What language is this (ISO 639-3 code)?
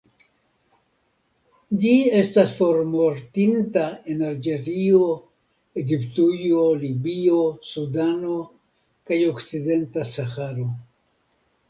epo